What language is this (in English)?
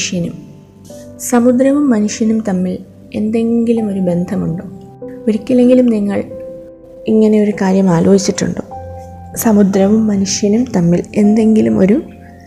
Malayalam